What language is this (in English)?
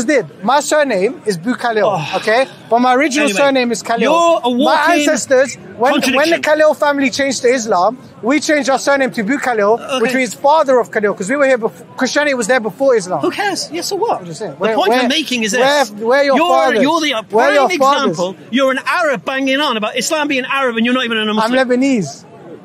English